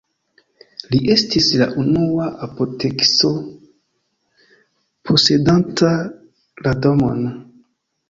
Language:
Esperanto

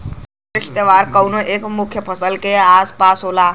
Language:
Bhojpuri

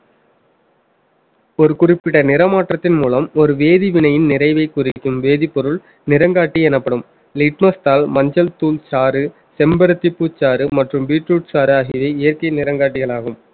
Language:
Tamil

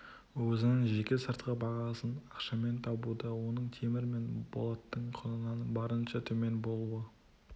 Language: Kazakh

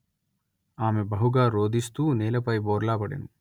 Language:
Telugu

